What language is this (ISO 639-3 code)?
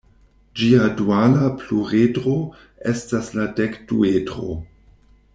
epo